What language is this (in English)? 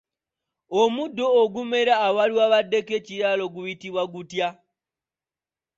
Ganda